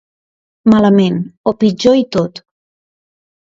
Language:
Catalan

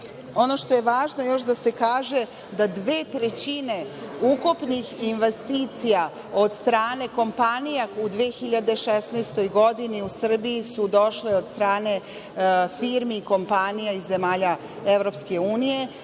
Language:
Serbian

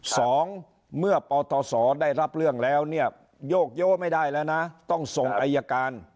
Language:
Thai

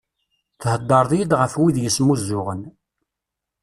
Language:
Kabyle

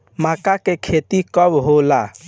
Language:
Bhojpuri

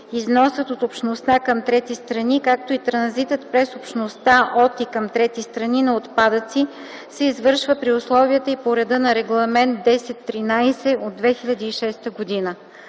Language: Bulgarian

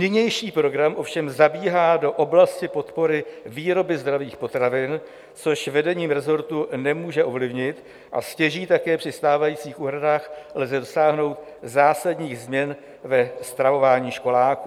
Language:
Czech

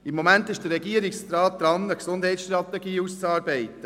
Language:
Swiss German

